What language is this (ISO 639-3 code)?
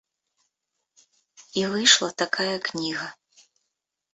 bel